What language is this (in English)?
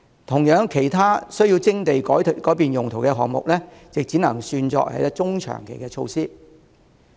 Cantonese